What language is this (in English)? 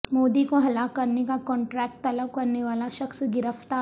Urdu